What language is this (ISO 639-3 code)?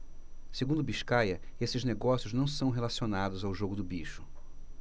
por